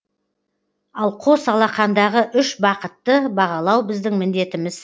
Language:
Kazakh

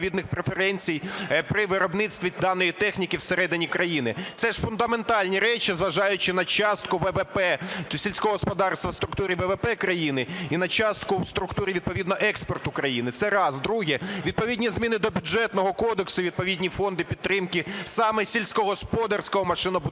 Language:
Ukrainian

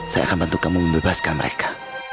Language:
Indonesian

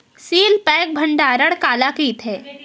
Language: Chhattisgarhi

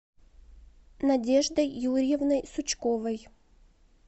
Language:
Russian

